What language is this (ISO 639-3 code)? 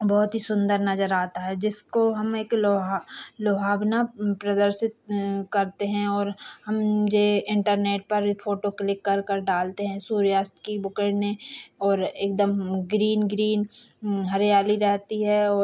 hin